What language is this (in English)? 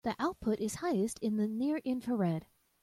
English